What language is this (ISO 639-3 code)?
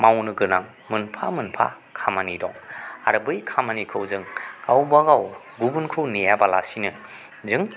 brx